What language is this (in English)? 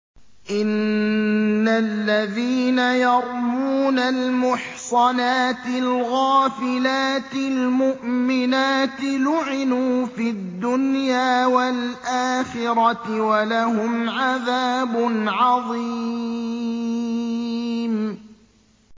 Arabic